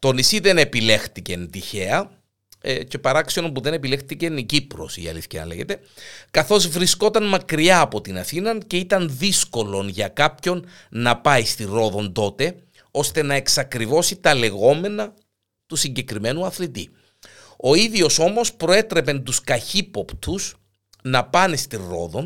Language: Greek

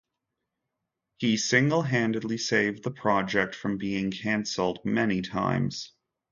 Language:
English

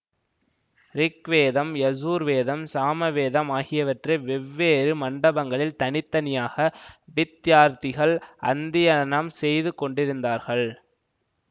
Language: Tamil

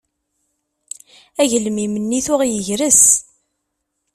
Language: Kabyle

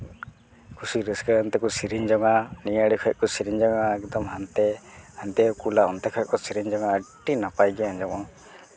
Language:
Santali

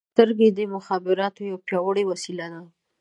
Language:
Pashto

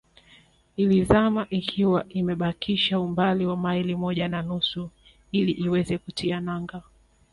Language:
Swahili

